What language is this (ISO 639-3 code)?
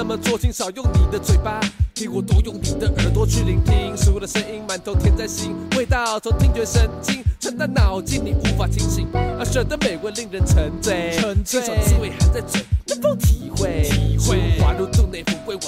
zho